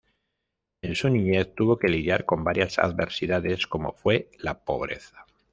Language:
Spanish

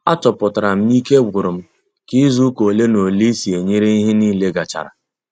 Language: Igbo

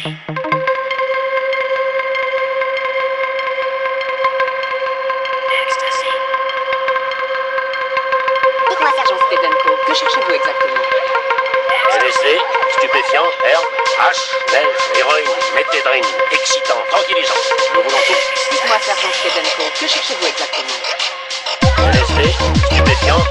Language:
Polish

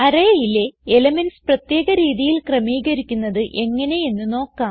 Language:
Malayalam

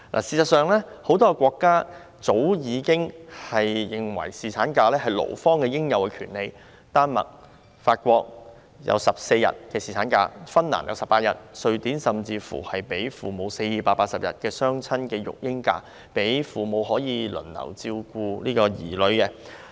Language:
Cantonese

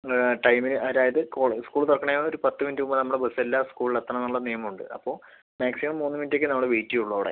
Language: Malayalam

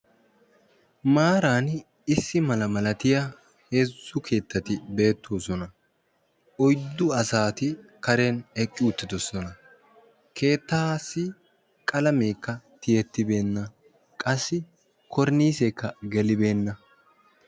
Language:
Wolaytta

